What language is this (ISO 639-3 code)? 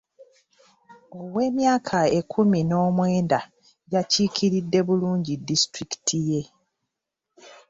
lug